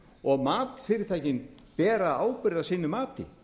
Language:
Icelandic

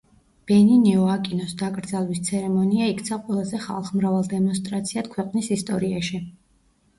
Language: Georgian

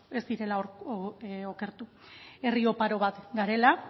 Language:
Basque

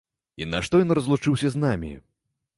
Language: Belarusian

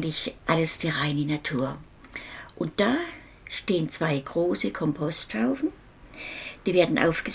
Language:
German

